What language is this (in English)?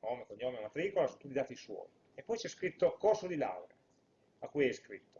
Italian